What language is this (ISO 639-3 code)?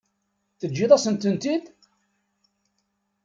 kab